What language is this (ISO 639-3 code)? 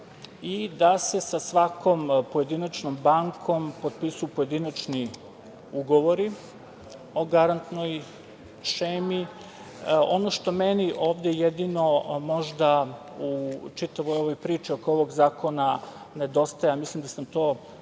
srp